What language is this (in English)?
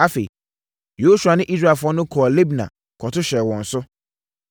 Akan